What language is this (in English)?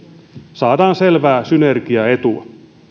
Finnish